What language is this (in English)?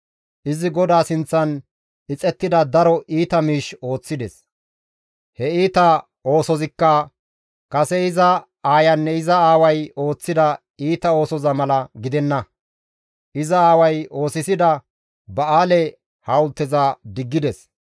Gamo